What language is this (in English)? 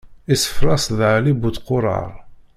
Kabyle